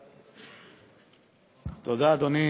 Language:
Hebrew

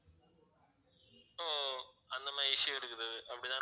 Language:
Tamil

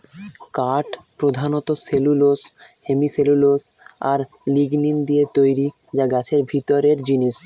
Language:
Bangla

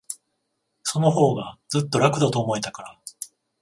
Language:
Japanese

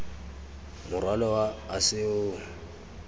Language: Tswana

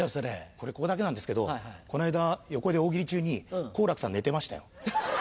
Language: Japanese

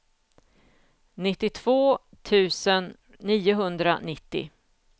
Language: Swedish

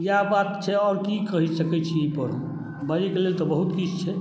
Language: Maithili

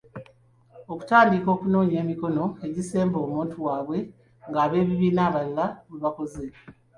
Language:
Ganda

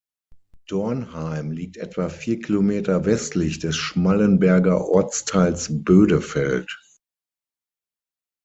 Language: German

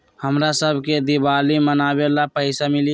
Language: Magahi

